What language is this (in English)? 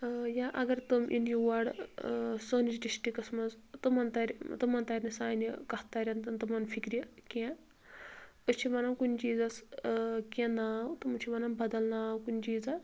Kashmiri